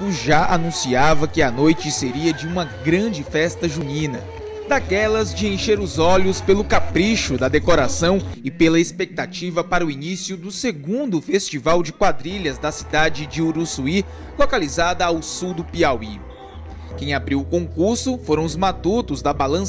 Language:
Portuguese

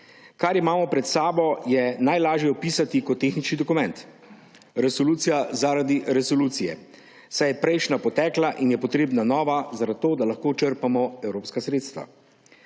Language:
Slovenian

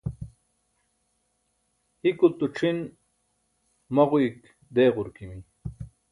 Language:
Burushaski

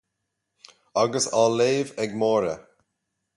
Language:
Irish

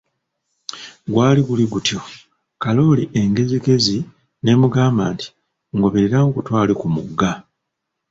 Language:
Ganda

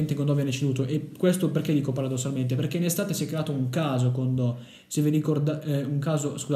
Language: Italian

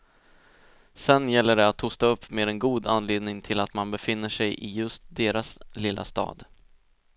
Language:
Swedish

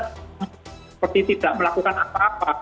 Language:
Indonesian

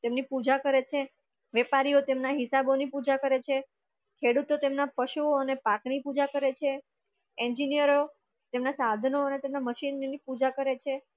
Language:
Gujarati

